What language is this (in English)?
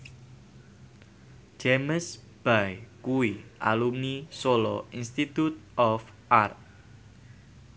Javanese